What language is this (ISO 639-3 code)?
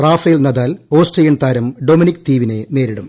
mal